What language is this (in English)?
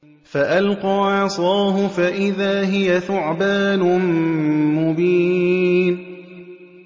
Arabic